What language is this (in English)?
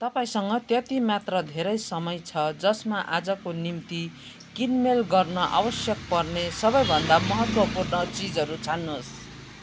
Nepali